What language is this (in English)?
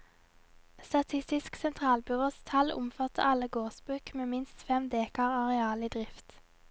Norwegian